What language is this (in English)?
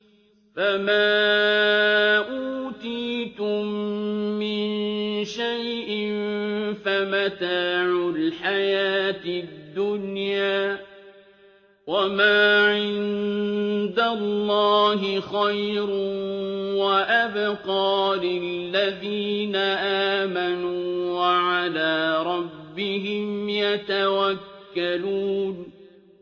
Arabic